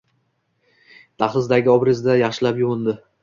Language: Uzbek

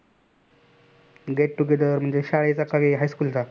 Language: Marathi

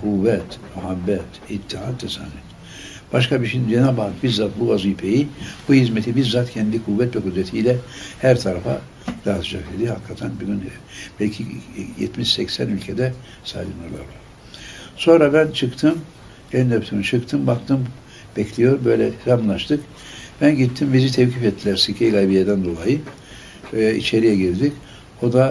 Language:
Turkish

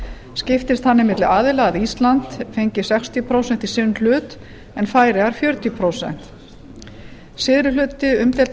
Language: Icelandic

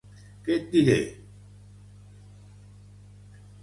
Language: Catalan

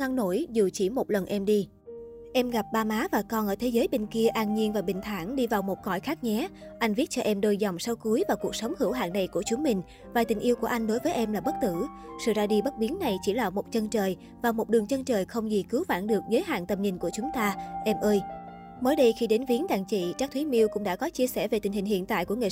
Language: Vietnamese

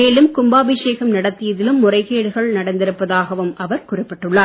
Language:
Tamil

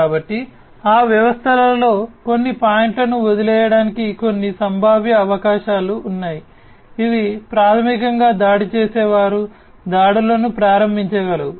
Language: Telugu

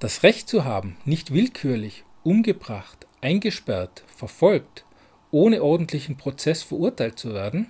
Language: German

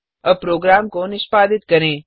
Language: Hindi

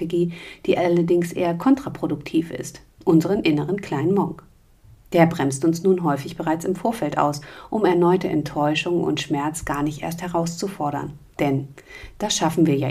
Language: German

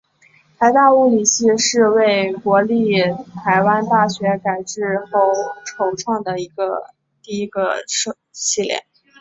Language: Chinese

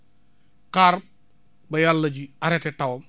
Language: Wolof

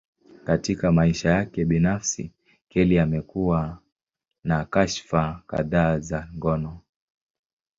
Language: Swahili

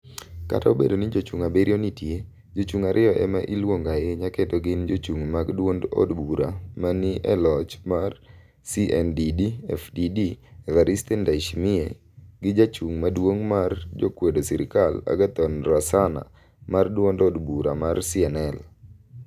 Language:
Luo (Kenya and Tanzania)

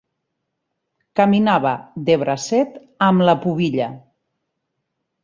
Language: Catalan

